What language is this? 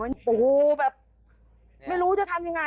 Thai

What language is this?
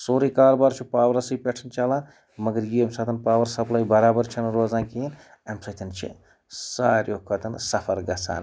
Kashmiri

